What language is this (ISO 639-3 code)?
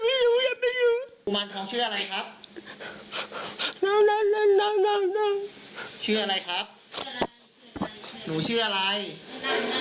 tha